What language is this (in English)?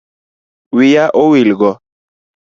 Luo (Kenya and Tanzania)